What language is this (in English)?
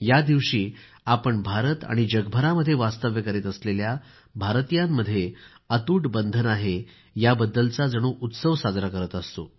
Marathi